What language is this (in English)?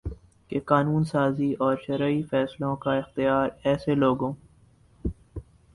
Urdu